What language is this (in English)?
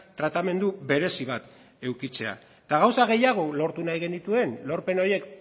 Basque